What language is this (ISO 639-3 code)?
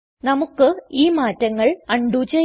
mal